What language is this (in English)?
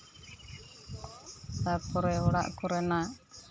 Santali